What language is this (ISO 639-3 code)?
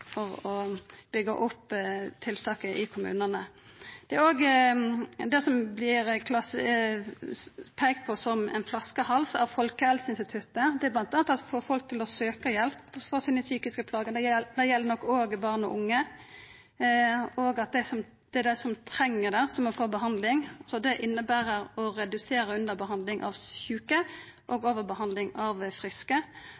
nno